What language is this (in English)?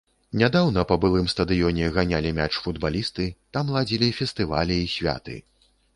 Belarusian